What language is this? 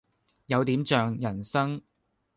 Cantonese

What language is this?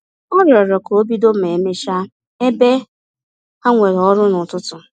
Igbo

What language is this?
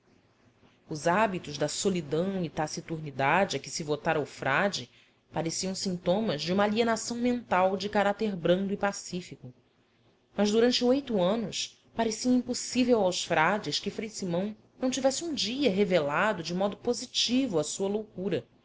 Portuguese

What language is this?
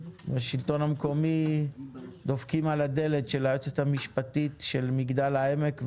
Hebrew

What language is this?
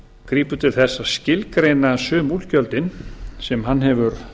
Icelandic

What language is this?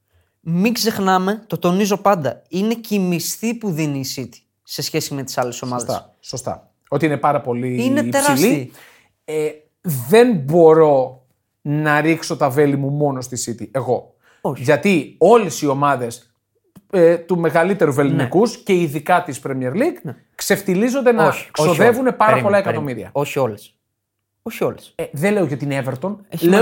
Greek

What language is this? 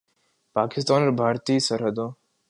Urdu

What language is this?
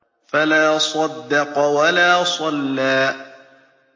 Arabic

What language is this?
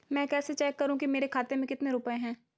Hindi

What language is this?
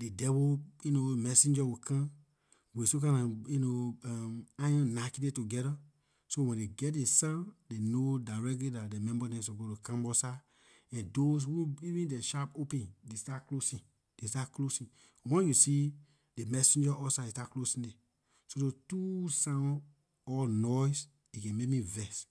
Liberian English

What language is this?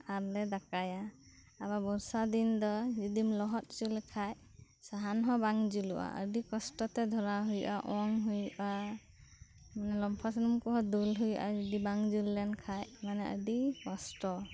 Santali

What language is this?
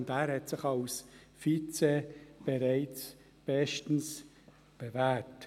Swiss German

